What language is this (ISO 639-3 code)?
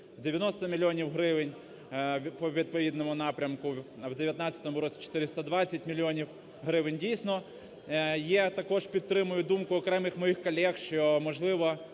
ukr